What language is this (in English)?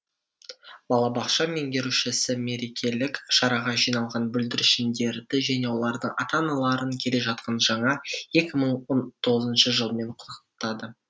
Kazakh